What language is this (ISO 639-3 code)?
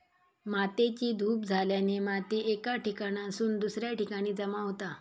mar